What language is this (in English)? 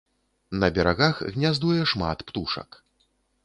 Belarusian